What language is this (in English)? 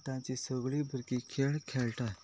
Konkani